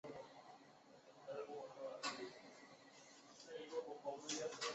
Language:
Chinese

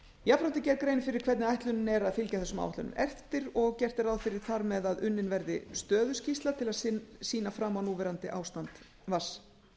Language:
Icelandic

